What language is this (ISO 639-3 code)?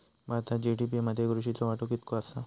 mar